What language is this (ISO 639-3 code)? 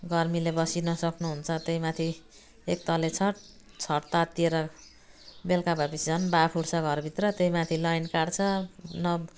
nep